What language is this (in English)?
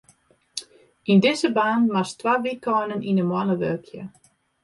Western Frisian